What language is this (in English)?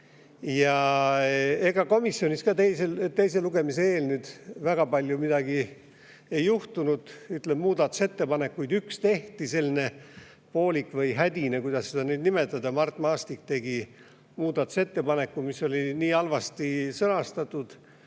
Estonian